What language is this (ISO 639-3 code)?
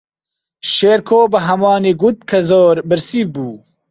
ckb